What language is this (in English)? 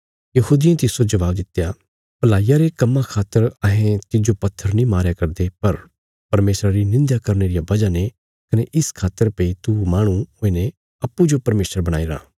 Bilaspuri